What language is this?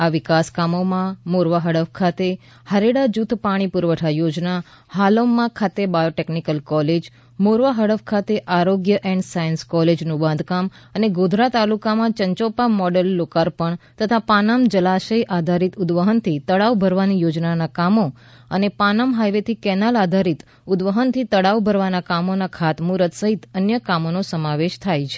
Gujarati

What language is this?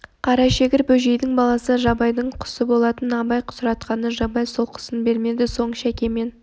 Kazakh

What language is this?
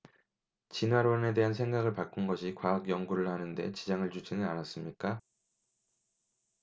Korean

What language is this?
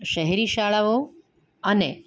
Gujarati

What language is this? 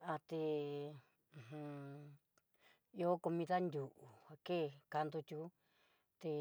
Southeastern Nochixtlán Mixtec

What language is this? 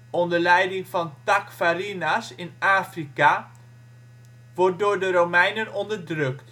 Dutch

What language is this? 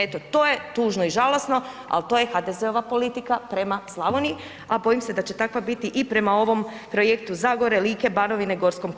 Croatian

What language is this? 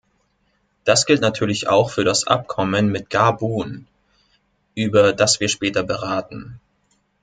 German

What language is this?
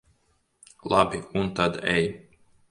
Latvian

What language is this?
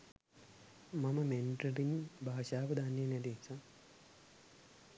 Sinhala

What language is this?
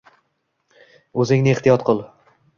Uzbek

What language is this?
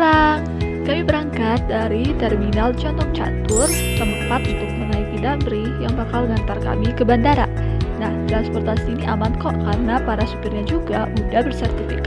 Indonesian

